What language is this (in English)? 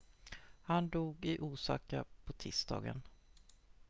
Swedish